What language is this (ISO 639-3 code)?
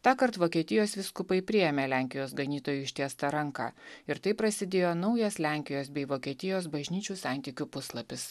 lit